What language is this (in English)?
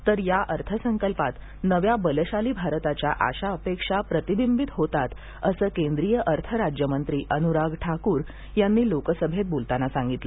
Marathi